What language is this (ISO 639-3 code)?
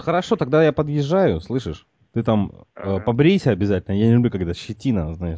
rus